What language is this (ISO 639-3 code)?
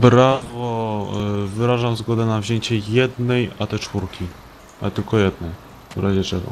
pol